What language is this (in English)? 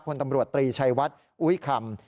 Thai